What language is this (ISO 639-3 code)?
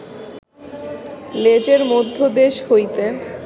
ben